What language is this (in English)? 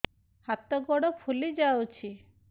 Odia